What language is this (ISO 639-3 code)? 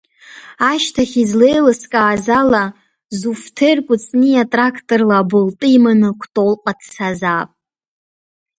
abk